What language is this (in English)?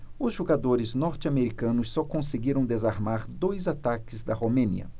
Portuguese